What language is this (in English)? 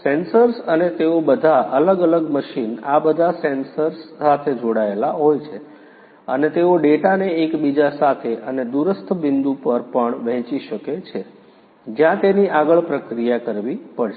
Gujarati